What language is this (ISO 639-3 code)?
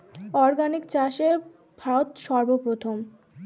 ben